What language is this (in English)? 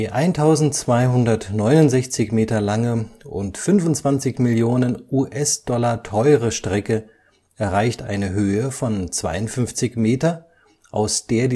German